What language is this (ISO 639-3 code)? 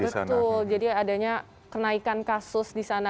ind